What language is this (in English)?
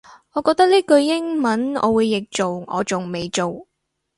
Cantonese